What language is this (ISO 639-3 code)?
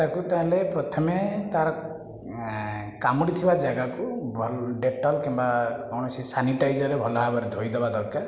ori